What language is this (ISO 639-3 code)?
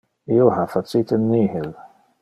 ina